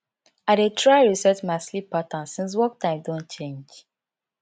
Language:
Nigerian Pidgin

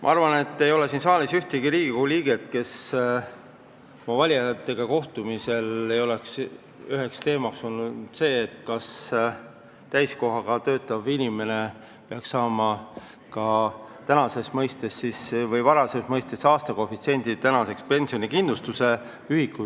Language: Estonian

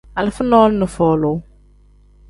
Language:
Tem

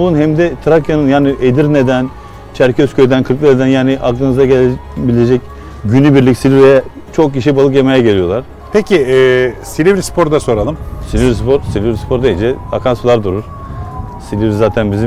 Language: Turkish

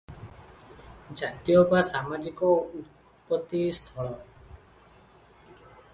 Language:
Odia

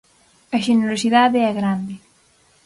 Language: Galician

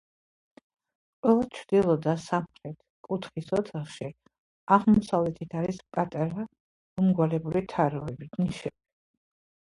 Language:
Georgian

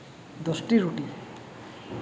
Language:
Santali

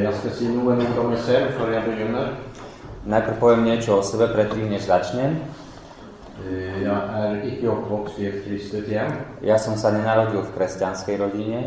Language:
Slovak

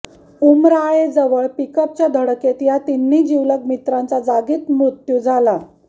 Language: Marathi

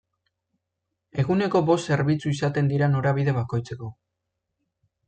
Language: Basque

